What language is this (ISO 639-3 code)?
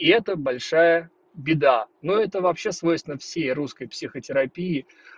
rus